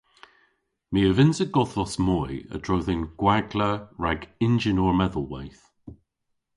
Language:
Cornish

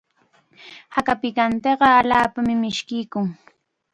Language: Chiquián Ancash Quechua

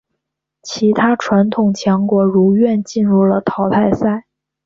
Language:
Chinese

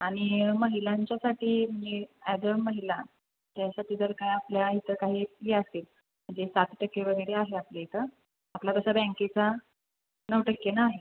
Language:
Marathi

